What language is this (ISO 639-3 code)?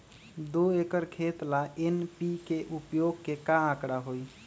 mag